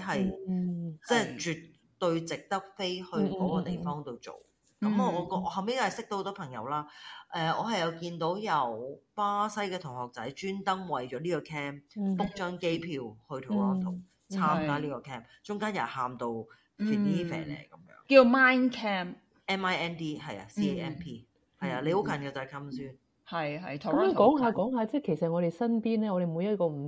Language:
Chinese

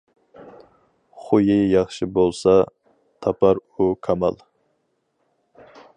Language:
Uyghur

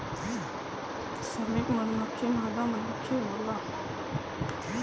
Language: Bhojpuri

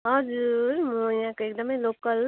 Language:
Nepali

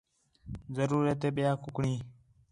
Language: Khetrani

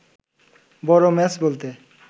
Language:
Bangla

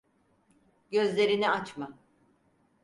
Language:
Turkish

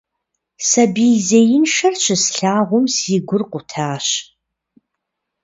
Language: Kabardian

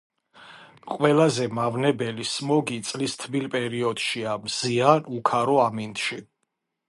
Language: Georgian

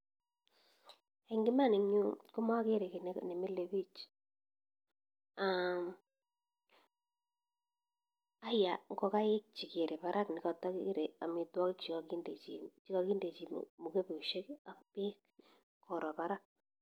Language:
Kalenjin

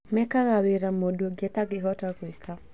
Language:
Kikuyu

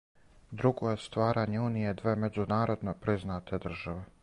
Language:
Serbian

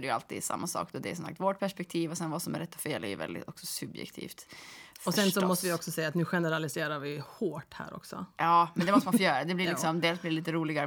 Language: Swedish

